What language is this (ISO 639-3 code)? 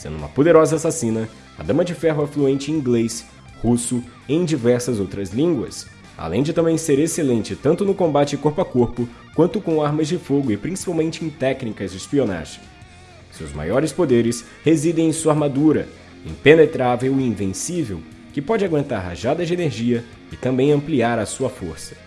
por